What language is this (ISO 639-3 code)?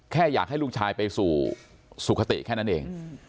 tha